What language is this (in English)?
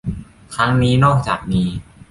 Thai